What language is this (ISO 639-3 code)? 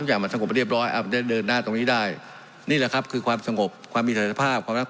tha